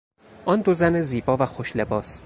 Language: Persian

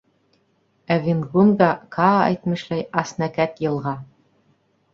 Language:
Bashkir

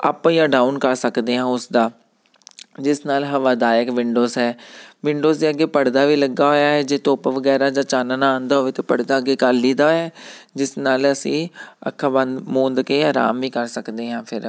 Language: Punjabi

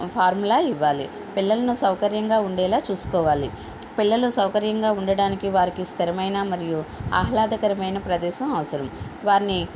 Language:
Telugu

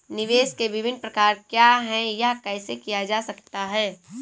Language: Hindi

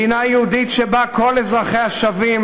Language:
Hebrew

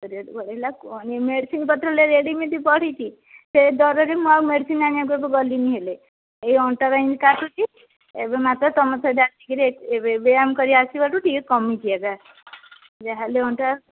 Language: Odia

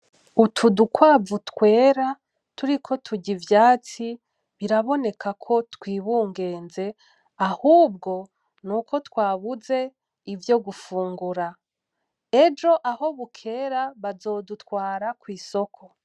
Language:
Rundi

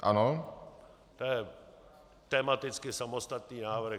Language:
Czech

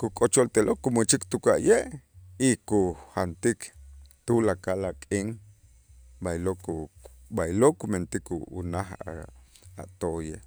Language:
Itzá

